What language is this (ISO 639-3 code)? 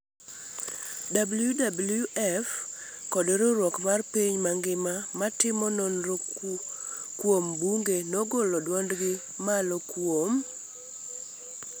luo